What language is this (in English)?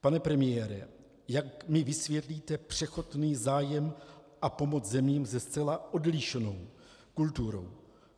Czech